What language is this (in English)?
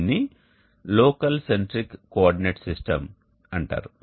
Telugu